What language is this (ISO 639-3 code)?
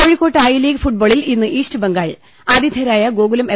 mal